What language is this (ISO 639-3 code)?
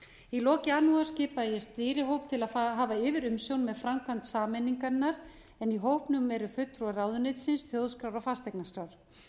isl